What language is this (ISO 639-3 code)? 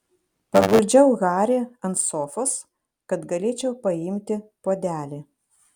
lit